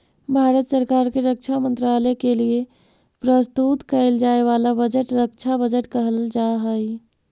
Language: Magahi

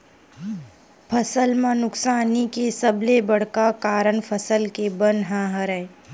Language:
Chhattisgarhi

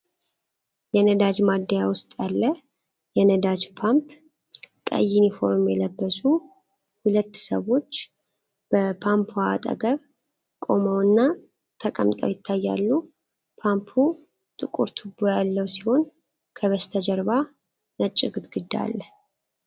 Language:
Amharic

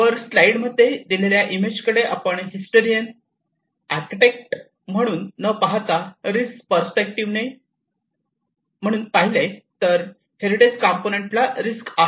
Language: Marathi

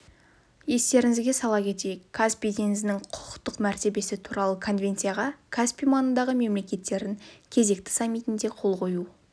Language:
Kazakh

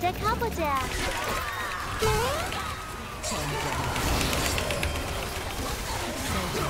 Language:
Korean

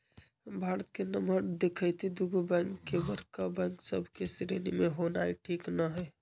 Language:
Magahi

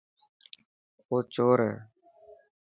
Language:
Dhatki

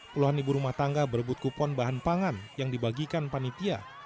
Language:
Indonesian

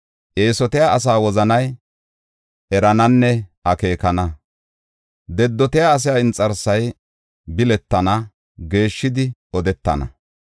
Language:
Gofa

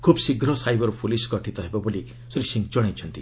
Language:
Odia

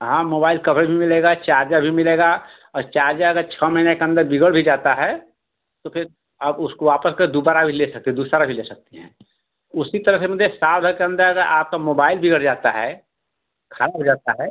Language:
Hindi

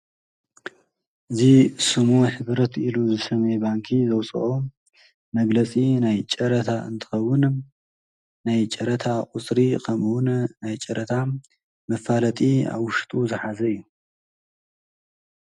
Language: Tigrinya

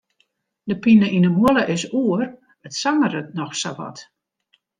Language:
Western Frisian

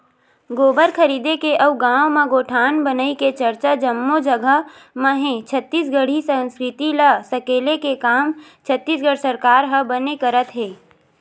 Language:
Chhattisgarhi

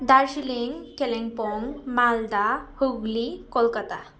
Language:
Nepali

